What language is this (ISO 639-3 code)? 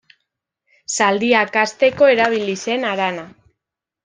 eus